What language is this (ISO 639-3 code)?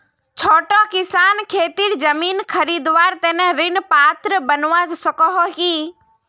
mag